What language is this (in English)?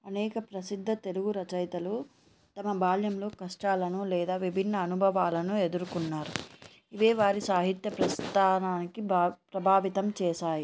Telugu